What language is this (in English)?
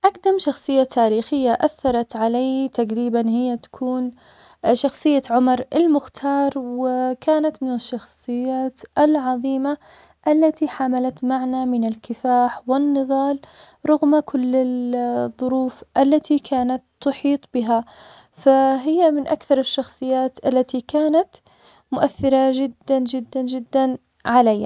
Omani Arabic